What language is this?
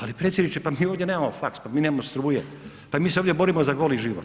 Croatian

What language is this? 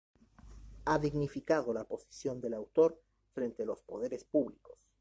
Spanish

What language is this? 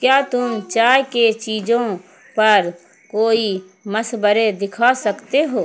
Urdu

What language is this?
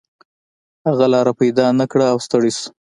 Pashto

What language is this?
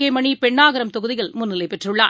Tamil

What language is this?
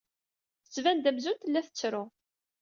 Kabyle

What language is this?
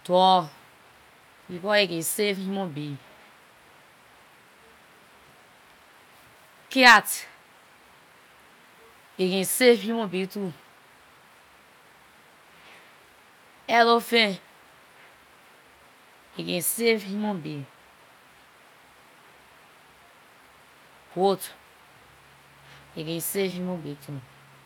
Liberian English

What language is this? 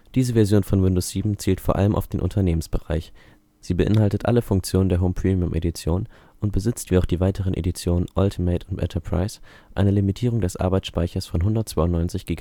German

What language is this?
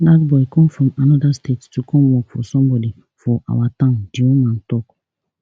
Nigerian Pidgin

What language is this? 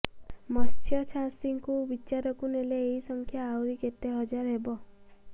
Odia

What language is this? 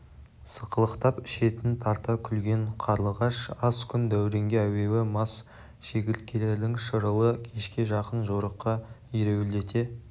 Kazakh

